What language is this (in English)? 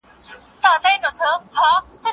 Pashto